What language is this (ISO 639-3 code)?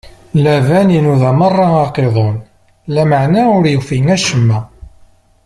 kab